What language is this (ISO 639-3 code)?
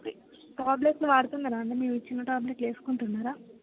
tel